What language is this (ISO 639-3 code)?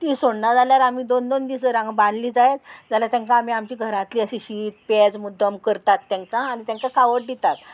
kok